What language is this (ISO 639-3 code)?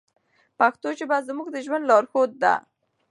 pus